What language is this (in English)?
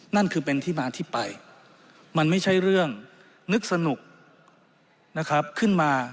Thai